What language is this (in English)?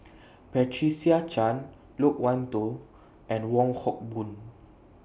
English